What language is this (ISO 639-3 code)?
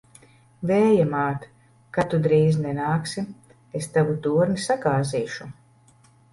lav